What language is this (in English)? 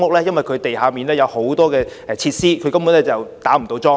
Cantonese